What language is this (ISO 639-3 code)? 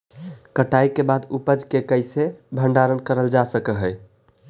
mag